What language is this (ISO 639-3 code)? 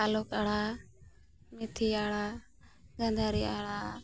sat